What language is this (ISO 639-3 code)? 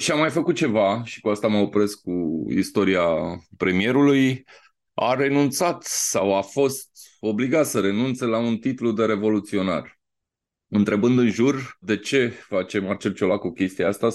ron